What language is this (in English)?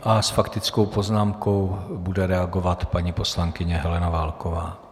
Czech